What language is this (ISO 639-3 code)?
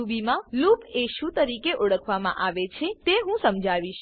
guj